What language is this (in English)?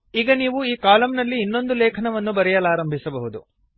Kannada